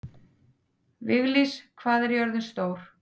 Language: Icelandic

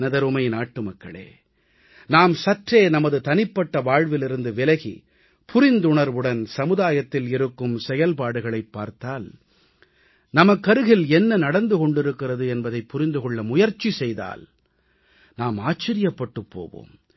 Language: Tamil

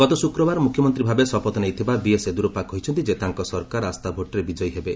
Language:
Odia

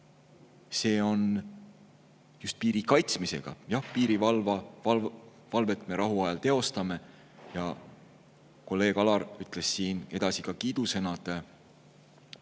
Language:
Estonian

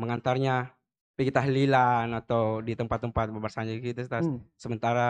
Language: Indonesian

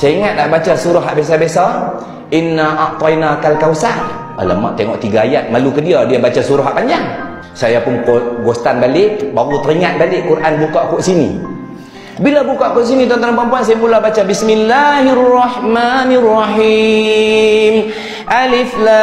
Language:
Malay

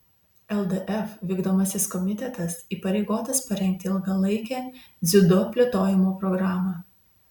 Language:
Lithuanian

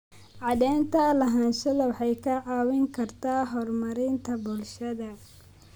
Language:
Somali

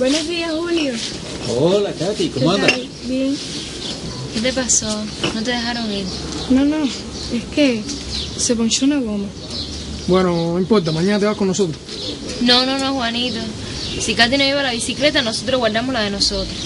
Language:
Spanish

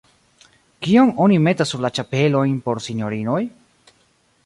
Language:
Esperanto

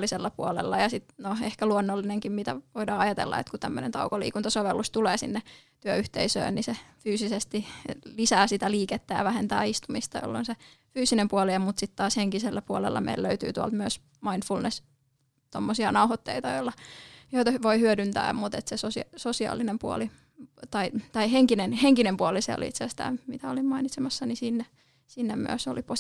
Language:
Finnish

